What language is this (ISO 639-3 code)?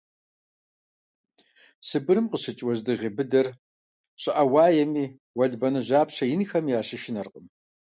kbd